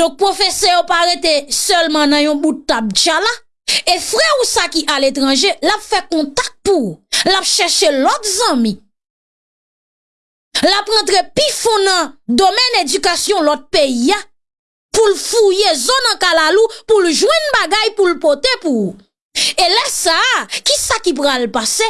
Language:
French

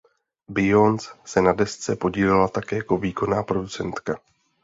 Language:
Czech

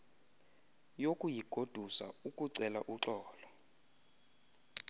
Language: Xhosa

